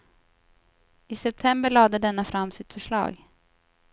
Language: Swedish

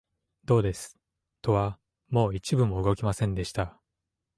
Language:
Japanese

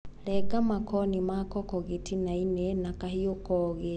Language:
Kikuyu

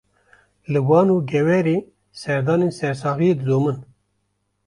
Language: Kurdish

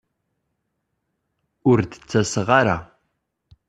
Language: Kabyle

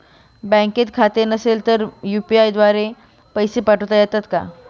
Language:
Marathi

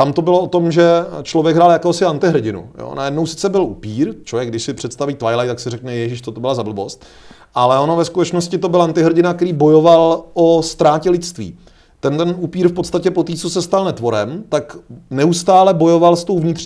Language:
Czech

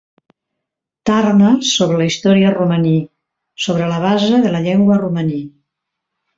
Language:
Catalan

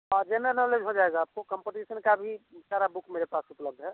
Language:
Hindi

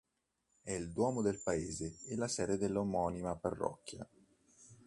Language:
Italian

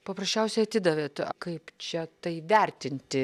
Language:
Lithuanian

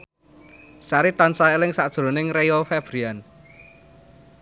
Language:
Javanese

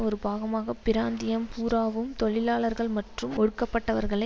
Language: Tamil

